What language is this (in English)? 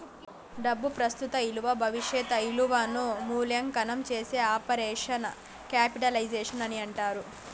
Telugu